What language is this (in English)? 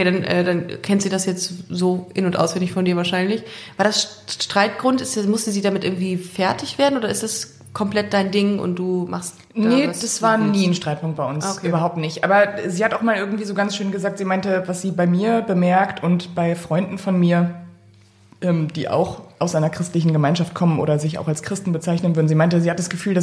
German